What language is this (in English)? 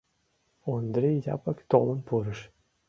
Mari